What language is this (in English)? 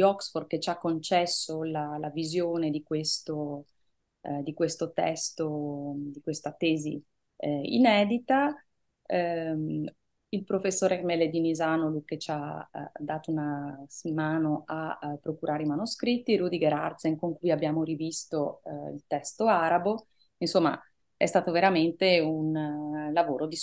Italian